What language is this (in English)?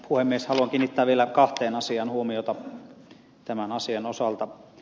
Finnish